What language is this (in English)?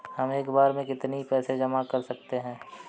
Hindi